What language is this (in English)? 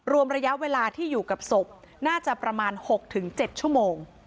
Thai